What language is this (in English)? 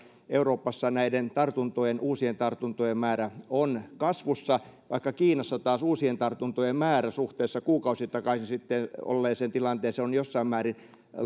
Finnish